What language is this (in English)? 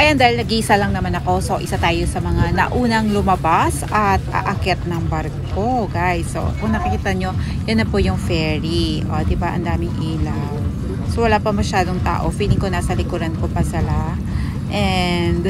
Filipino